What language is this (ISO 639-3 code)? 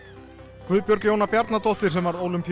isl